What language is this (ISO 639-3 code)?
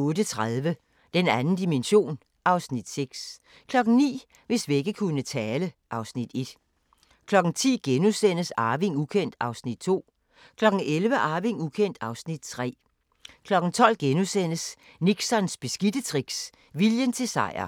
dan